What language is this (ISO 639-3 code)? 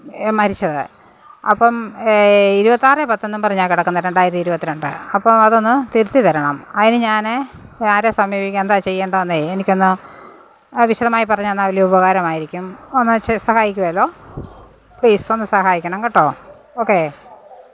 mal